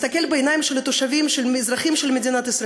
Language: Hebrew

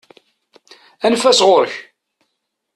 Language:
Kabyle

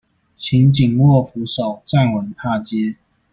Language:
Chinese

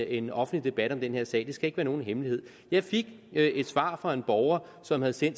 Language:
Danish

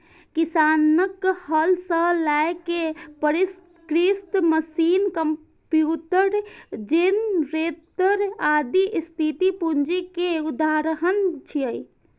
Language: Maithili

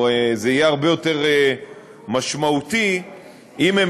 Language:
Hebrew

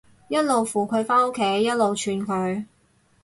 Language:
Cantonese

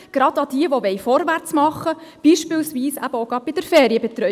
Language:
Swiss German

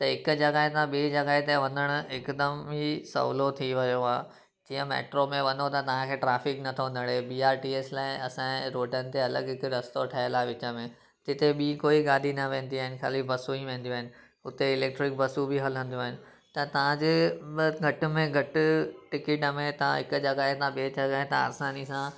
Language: Sindhi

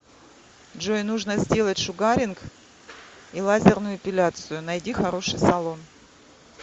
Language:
Russian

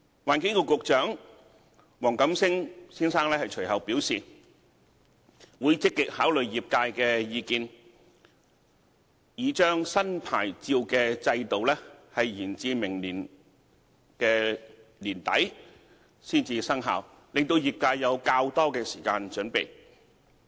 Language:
Cantonese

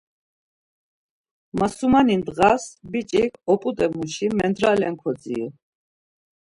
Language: Laz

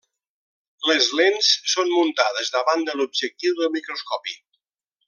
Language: Catalan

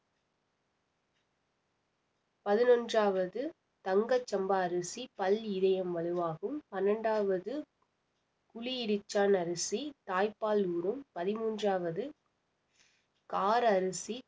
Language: Tamil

